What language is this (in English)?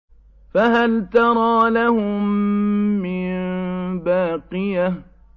Arabic